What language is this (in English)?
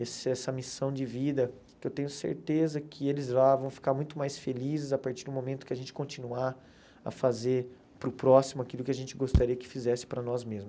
Portuguese